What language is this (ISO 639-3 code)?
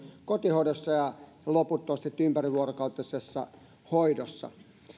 fin